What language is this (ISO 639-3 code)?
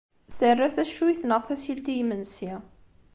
kab